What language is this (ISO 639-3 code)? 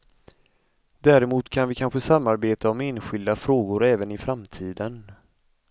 swe